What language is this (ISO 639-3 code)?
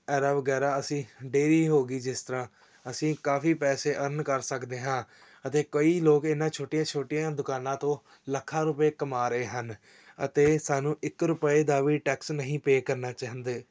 pan